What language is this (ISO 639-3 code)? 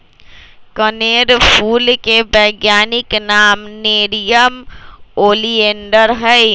mag